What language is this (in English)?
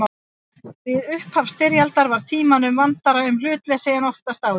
Icelandic